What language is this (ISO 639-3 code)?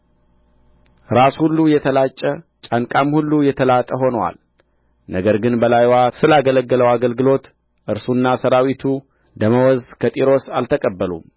amh